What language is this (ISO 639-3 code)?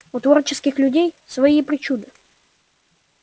rus